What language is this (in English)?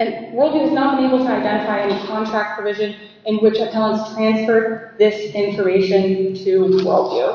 English